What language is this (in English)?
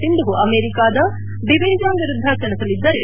Kannada